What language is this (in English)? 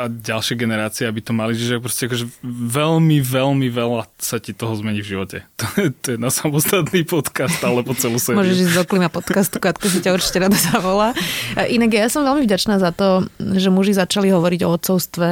Slovak